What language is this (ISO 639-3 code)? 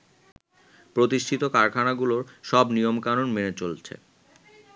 ben